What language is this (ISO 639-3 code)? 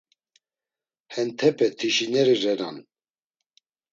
lzz